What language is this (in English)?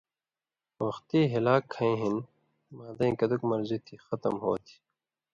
Indus Kohistani